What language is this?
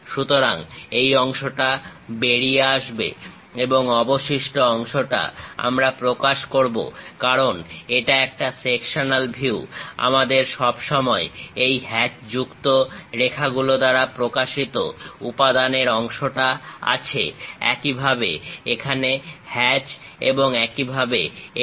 Bangla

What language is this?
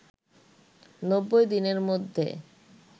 Bangla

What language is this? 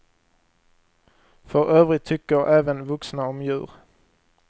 Swedish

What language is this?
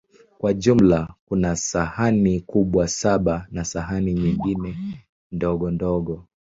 Swahili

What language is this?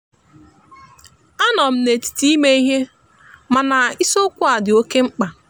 Igbo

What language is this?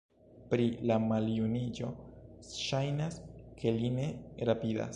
Esperanto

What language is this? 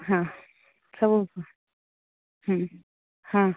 Odia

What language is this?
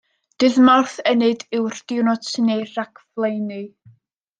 Welsh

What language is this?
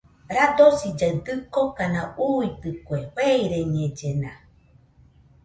Nüpode Huitoto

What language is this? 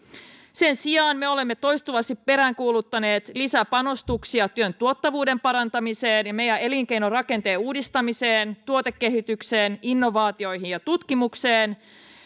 Finnish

